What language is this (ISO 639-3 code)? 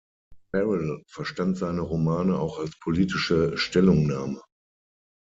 deu